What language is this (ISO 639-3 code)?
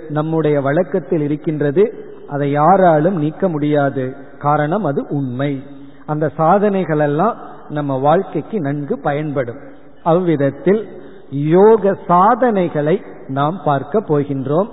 tam